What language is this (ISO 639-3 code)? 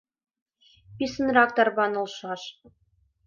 chm